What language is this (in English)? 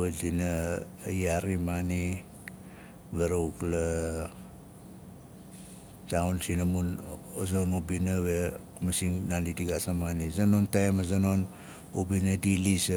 Nalik